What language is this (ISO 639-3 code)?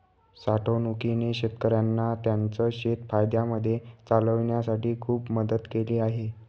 mar